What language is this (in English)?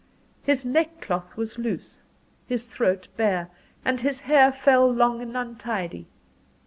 English